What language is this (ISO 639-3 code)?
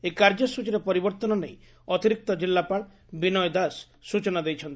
ori